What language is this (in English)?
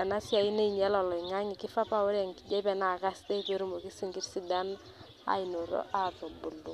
Masai